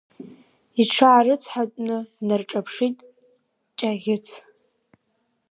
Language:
Abkhazian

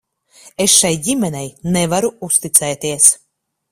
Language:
Latvian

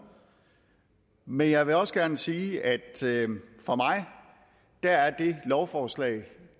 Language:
Danish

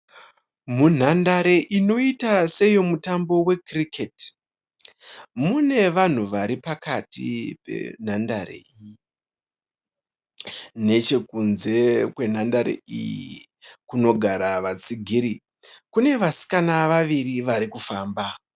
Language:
Shona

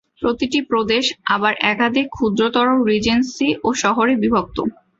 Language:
Bangla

